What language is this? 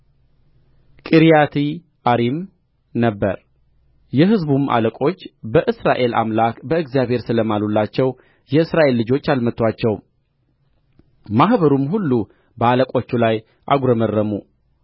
Amharic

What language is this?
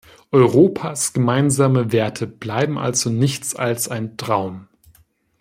German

